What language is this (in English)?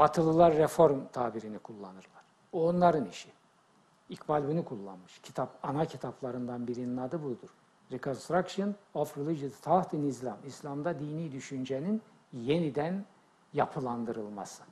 Turkish